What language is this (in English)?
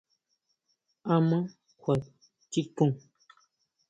Huautla Mazatec